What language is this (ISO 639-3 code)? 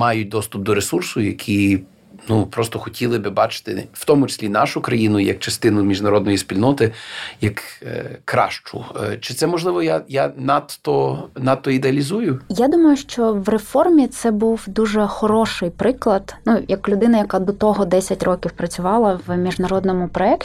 ukr